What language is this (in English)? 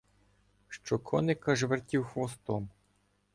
Ukrainian